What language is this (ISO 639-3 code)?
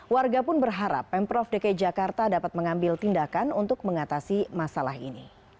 ind